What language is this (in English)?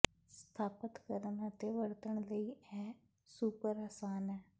Punjabi